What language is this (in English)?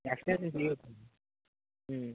Telugu